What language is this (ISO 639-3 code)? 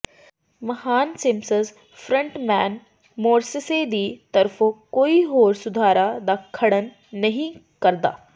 pan